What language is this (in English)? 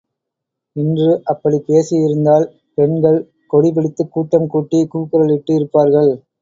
Tamil